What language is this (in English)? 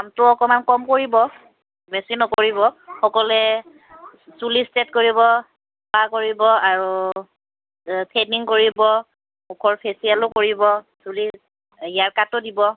Assamese